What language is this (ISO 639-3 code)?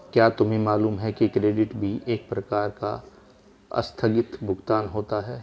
hin